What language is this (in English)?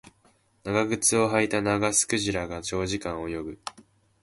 Japanese